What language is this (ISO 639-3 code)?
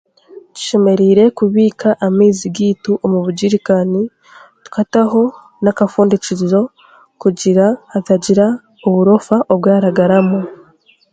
cgg